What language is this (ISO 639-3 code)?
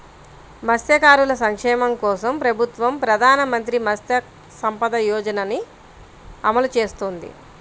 tel